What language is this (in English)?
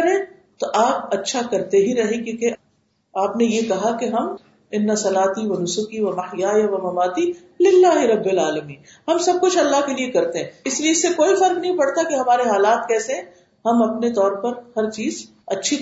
Urdu